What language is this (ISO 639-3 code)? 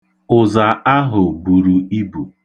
ibo